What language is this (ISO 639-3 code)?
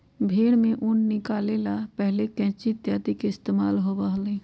mag